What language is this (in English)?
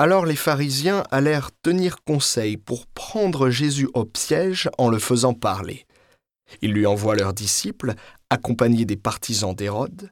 French